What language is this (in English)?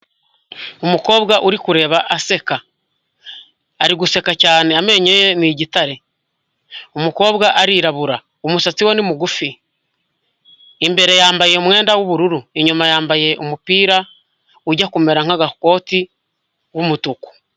Kinyarwanda